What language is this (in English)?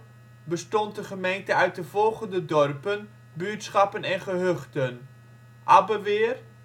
Dutch